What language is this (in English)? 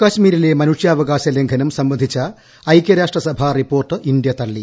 Malayalam